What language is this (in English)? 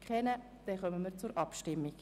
Swiss German